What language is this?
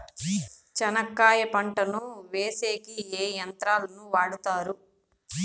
Telugu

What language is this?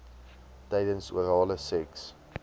Afrikaans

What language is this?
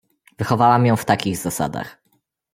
Polish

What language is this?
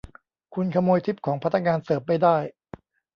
Thai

